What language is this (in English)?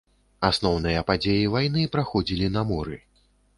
Belarusian